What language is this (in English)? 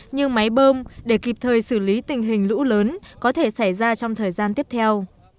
Vietnamese